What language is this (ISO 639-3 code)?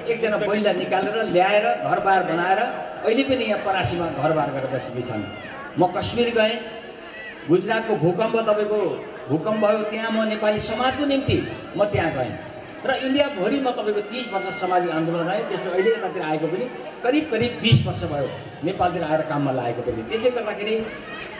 ara